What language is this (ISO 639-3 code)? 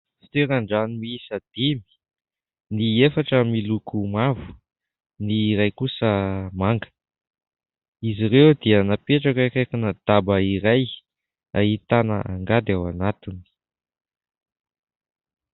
mlg